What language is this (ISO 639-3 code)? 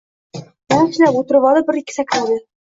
uzb